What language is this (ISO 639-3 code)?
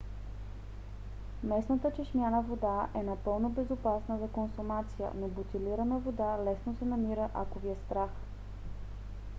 bul